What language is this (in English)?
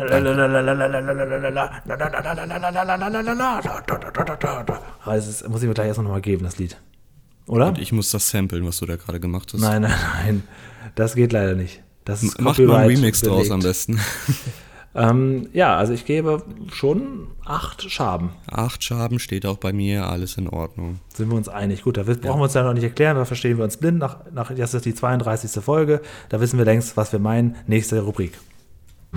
German